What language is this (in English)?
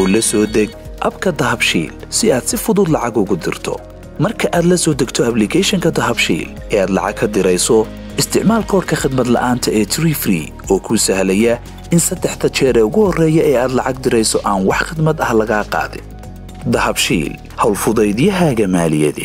Arabic